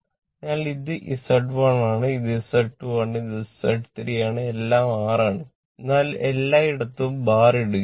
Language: Malayalam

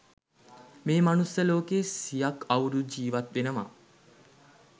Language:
Sinhala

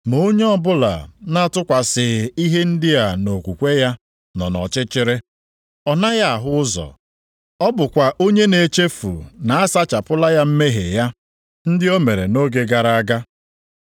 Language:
Igbo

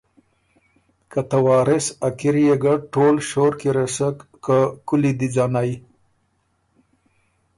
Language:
Ormuri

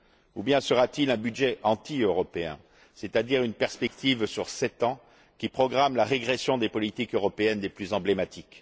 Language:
French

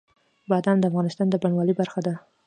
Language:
Pashto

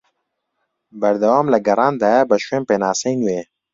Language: Central Kurdish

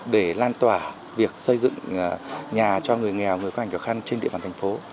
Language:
Vietnamese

